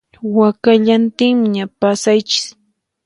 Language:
Puno Quechua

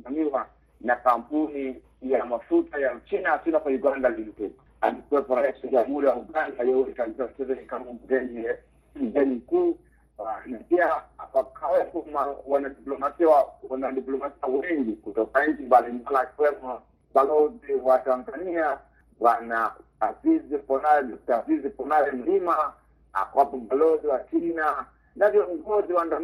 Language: Swahili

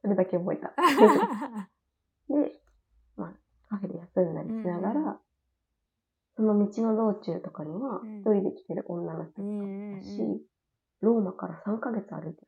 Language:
Japanese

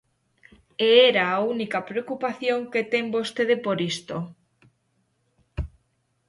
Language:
Galician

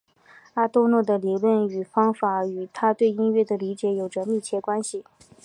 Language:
Chinese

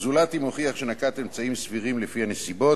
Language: Hebrew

